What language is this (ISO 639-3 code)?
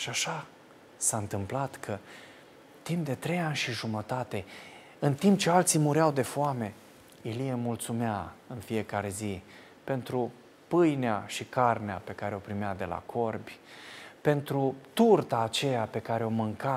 ron